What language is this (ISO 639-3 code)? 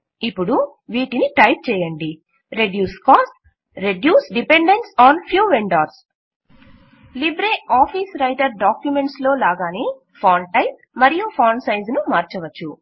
tel